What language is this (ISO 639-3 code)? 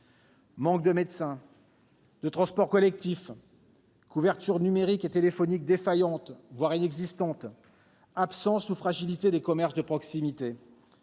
fra